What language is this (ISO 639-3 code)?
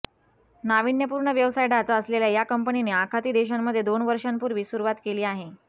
mar